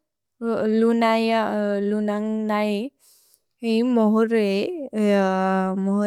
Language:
Bodo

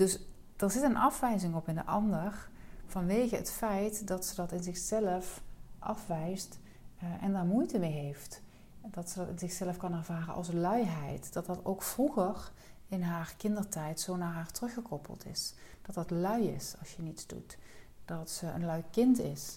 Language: Dutch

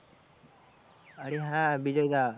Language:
Bangla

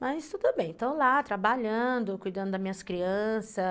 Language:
Portuguese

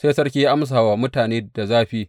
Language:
Hausa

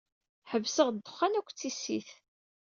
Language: Kabyle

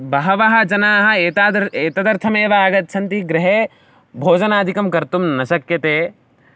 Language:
Sanskrit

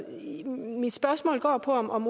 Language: Danish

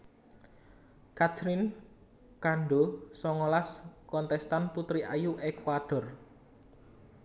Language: Javanese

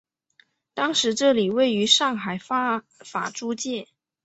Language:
Chinese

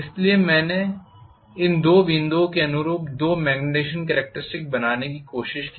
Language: Hindi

